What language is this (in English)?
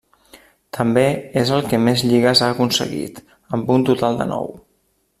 Catalan